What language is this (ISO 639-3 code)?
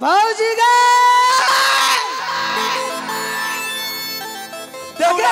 hin